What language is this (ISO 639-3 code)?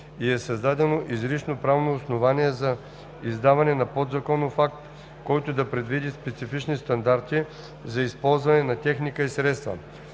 bul